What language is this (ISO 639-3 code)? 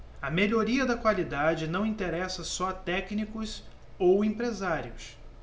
por